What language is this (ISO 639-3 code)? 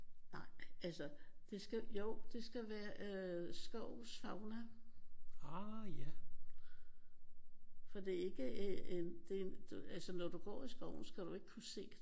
dan